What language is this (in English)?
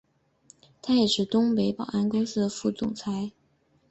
Chinese